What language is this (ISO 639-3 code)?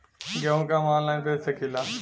bho